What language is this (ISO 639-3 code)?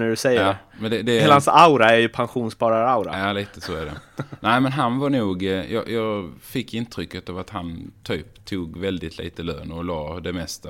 swe